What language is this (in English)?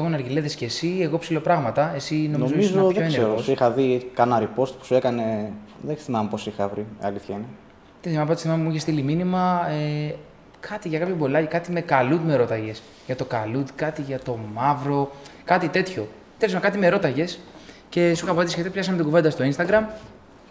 Greek